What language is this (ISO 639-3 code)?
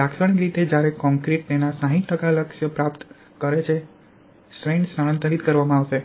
guj